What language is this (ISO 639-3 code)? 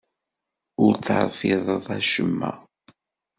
kab